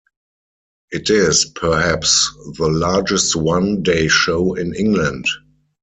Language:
English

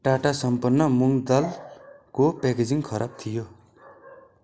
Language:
Nepali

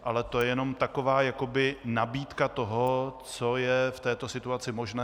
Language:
Czech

